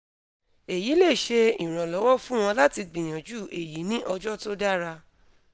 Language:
Yoruba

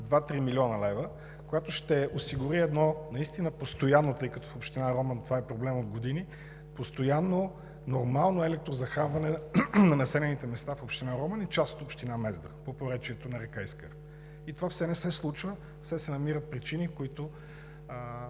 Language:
Bulgarian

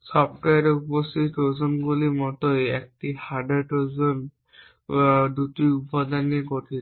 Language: Bangla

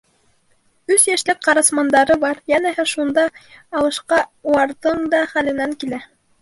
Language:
Bashkir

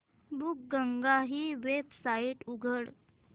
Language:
Marathi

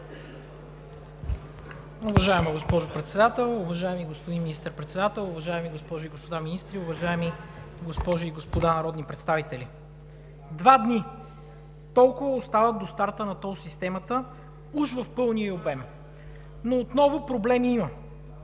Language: Bulgarian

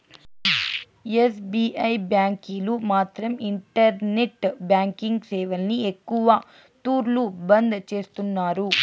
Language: Telugu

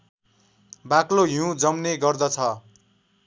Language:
Nepali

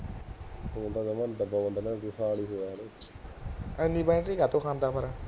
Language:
Punjabi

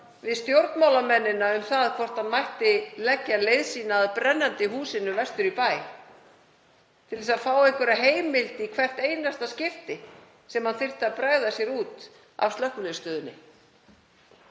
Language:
Icelandic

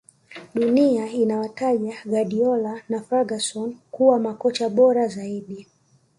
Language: Swahili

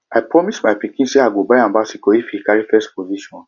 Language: Nigerian Pidgin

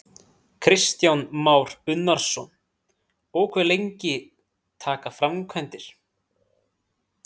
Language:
Icelandic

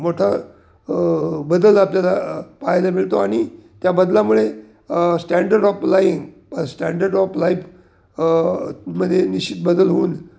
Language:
Marathi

